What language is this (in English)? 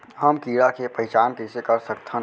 Chhattisgarhi